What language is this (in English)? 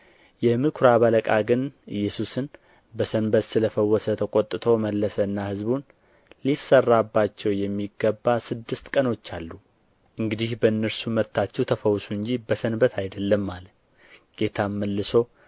Amharic